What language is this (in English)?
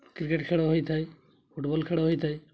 Odia